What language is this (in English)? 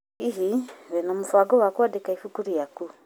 Kikuyu